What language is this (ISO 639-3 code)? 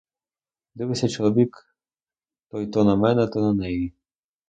ukr